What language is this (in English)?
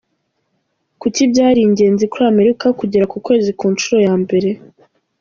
Kinyarwanda